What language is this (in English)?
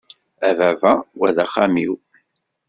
Kabyle